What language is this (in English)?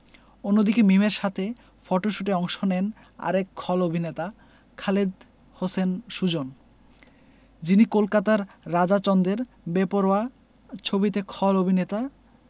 Bangla